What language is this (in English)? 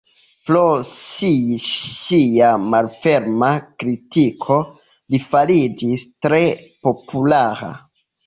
Esperanto